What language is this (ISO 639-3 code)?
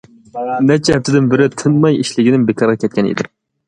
uig